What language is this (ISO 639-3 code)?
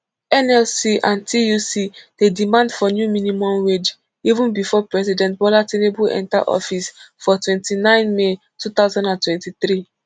pcm